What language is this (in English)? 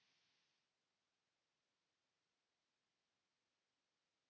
Finnish